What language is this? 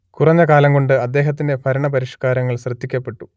Malayalam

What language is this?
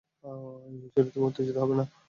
Bangla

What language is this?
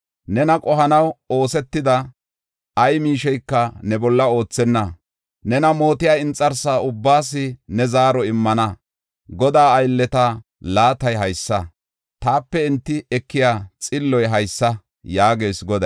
Gofa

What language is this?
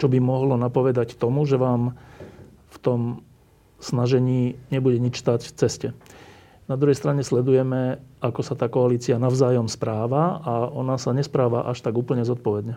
Slovak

